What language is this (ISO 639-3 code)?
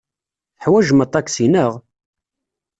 kab